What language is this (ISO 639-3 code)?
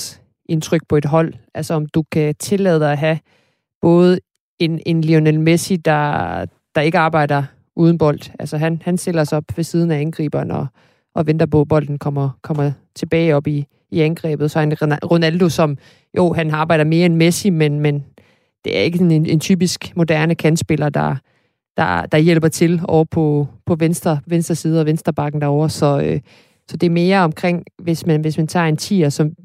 dan